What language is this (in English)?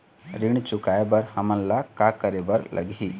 Chhattisgarhi